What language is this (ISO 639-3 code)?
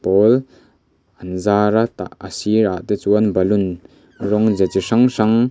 lus